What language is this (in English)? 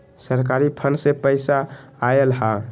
Magahi